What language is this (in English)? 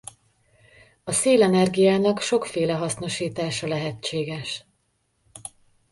Hungarian